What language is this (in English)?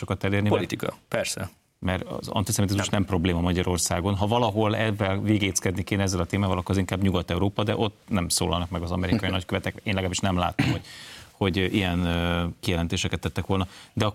Hungarian